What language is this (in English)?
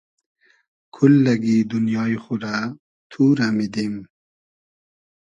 Hazaragi